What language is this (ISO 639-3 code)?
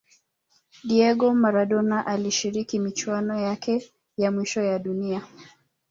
swa